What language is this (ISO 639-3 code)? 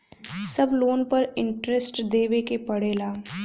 bho